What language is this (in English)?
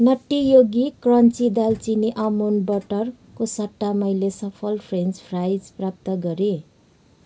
Nepali